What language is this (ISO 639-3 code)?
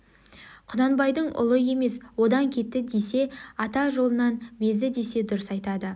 kaz